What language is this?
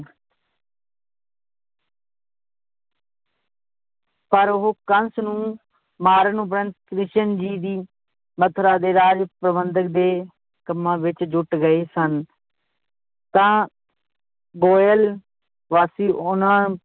Punjabi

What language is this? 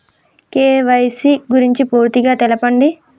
Telugu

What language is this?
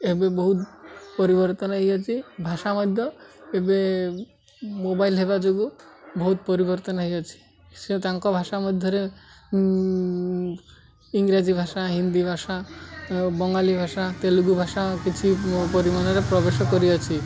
Odia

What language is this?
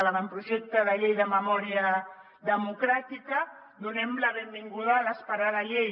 Catalan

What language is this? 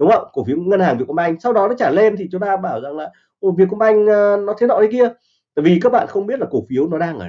Vietnamese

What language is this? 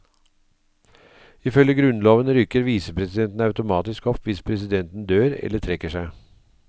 Norwegian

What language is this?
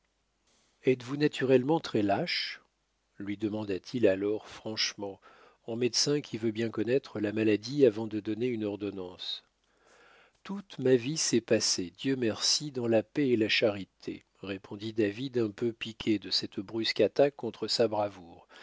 French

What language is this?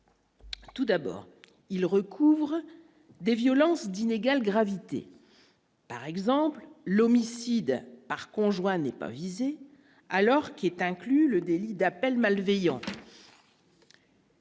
French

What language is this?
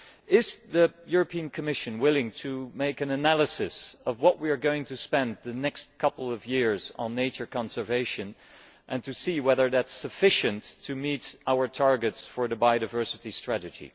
English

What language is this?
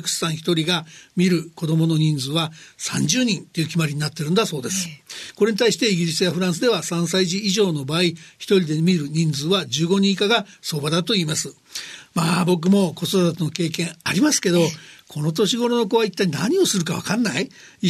Japanese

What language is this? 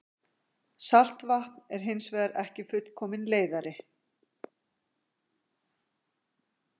Icelandic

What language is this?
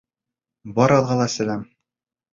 Bashkir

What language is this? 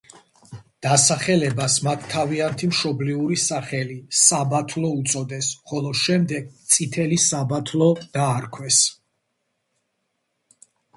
Georgian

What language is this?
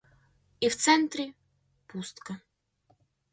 Ukrainian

